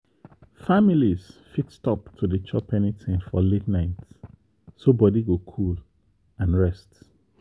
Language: Nigerian Pidgin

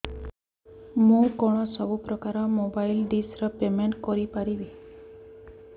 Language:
Odia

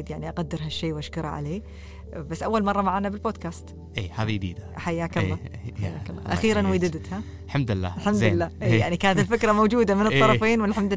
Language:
Arabic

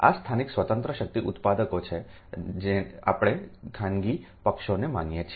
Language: Gujarati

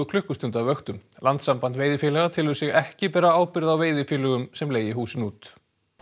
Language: Icelandic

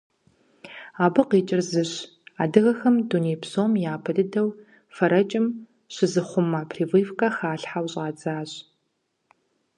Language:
Kabardian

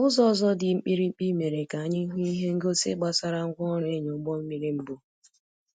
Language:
Igbo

